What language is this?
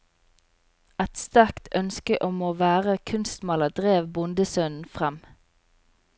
Norwegian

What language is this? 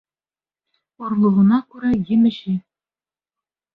Bashkir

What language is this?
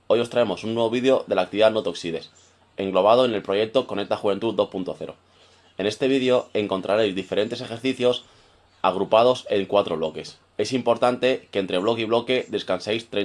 Spanish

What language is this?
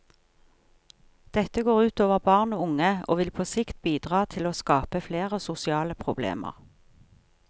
Norwegian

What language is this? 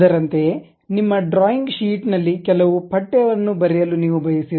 Kannada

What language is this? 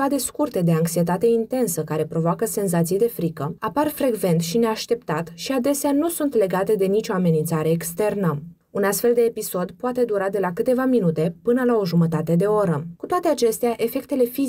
Romanian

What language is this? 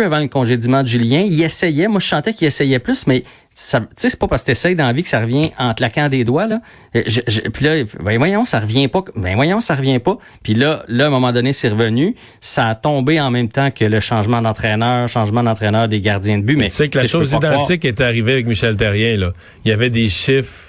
French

